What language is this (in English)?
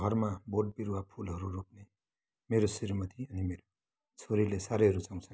Nepali